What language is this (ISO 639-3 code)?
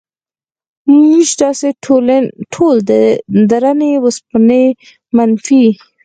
pus